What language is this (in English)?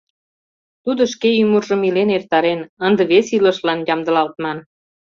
Mari